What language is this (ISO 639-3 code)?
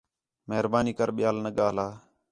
xhe